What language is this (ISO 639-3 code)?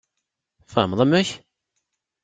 kab